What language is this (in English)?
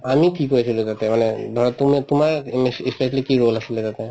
Assamese